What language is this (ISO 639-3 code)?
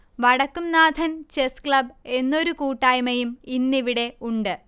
mal